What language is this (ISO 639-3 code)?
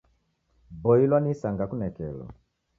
dav